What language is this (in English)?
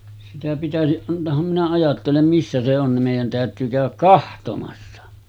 Finnish